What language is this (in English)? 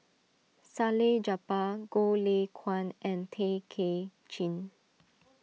English